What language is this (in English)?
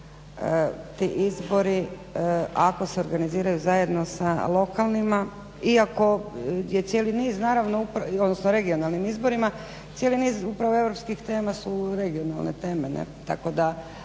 Croatian